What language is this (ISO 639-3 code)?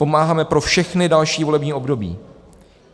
ces